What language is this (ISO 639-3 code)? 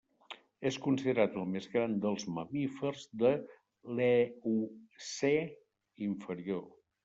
cat